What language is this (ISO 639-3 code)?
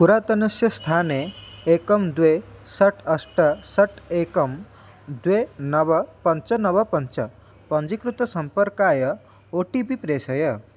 san